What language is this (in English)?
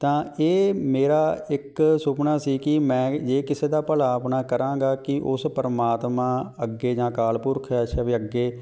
Punjabi